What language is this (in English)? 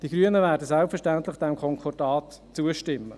Swiss German